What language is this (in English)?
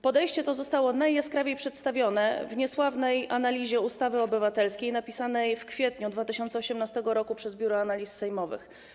Polish